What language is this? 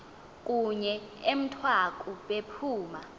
Xhosa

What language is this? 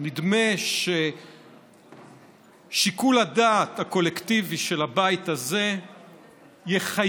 Hebrew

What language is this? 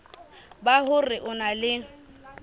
Southern Sotho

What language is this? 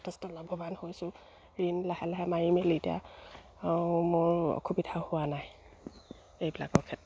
Assamese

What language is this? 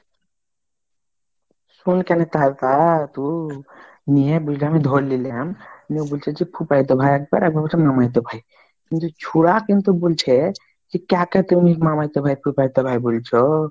Bangla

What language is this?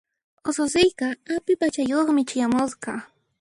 Puno Quechua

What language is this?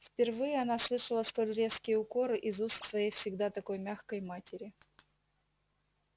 Russian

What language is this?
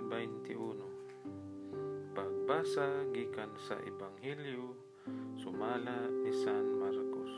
Filipino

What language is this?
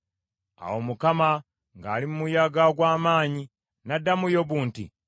Ganda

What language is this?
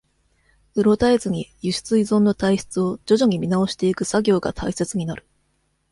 Japanese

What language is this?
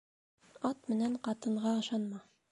Bashkir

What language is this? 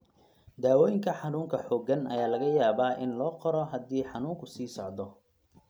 Somali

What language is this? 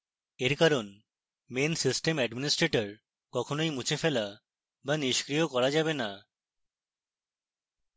Bangla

